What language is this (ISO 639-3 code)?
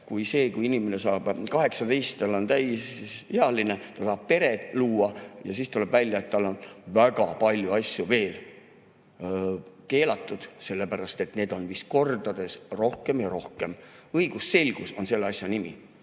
est